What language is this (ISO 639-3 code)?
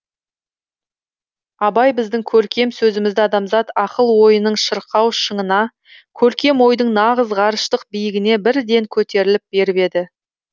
kaz